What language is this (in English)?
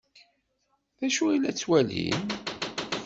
Kabyle